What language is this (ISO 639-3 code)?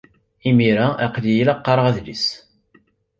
kab